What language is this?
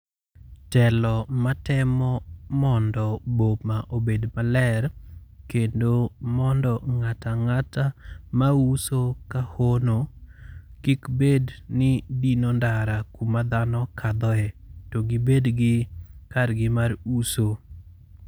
Luo (Kenya and Tanzania)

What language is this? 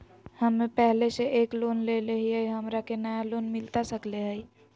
Magahi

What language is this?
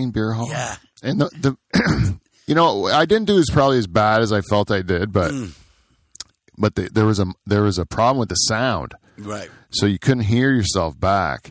English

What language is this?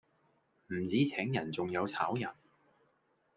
Cantonese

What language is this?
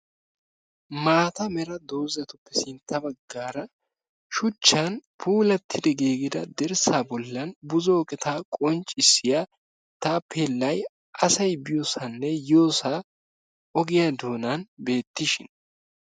Wolaytta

